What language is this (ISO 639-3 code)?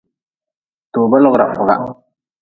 nmz